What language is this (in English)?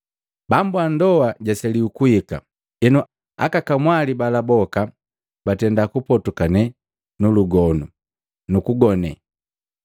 Matengo